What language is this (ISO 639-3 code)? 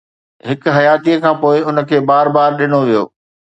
snd